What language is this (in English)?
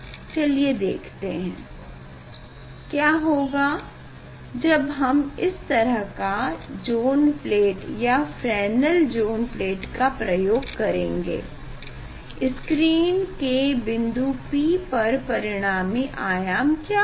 Hindi